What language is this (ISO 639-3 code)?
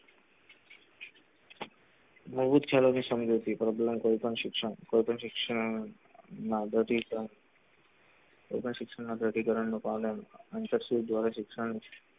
guj